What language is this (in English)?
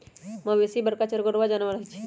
Magahi